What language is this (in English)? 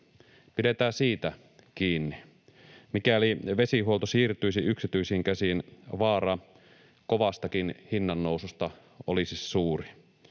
Finnish